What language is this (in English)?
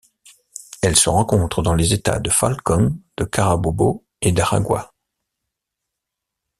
French